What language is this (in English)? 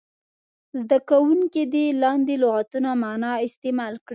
Pashto